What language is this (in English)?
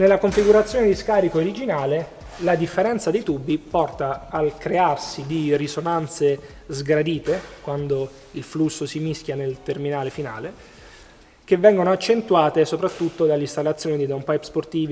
Italian